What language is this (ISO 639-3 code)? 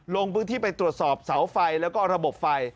tha